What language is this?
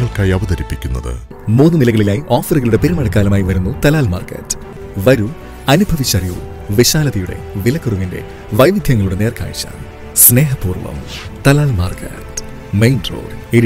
Malayalam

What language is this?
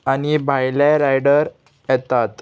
Konkani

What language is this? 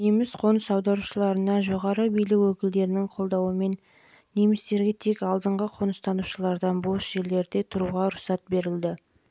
Kazakh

